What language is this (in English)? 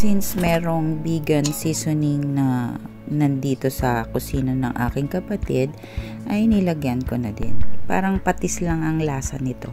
Filipino